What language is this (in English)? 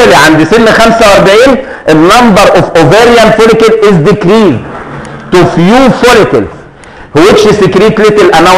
Arabic